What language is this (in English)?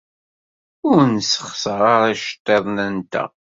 Kabyle